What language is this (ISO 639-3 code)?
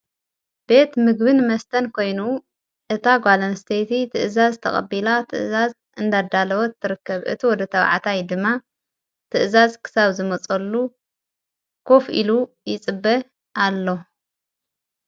tir